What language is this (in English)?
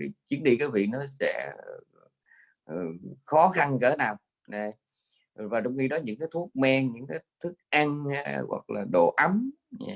Vietnamese